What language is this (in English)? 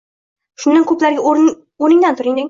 Uzbek